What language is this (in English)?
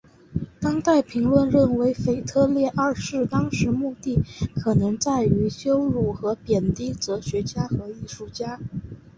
Chinese